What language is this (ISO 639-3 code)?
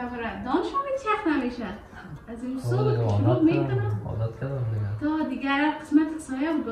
fas